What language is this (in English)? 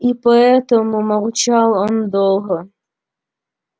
Russian